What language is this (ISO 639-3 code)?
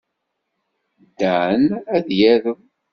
kab